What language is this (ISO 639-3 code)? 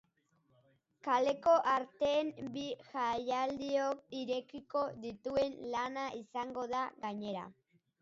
eus